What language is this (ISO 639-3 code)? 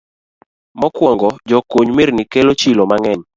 luo